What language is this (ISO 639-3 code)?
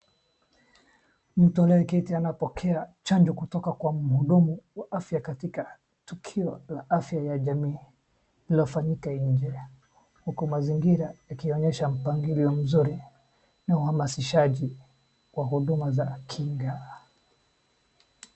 swa